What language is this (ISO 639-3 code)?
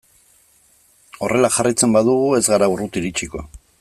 eus